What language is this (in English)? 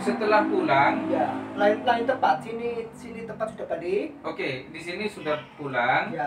Indonesian